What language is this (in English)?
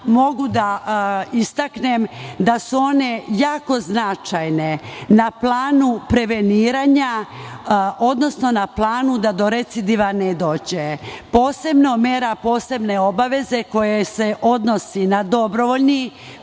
Serbian